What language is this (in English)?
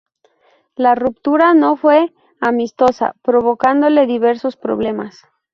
Spanish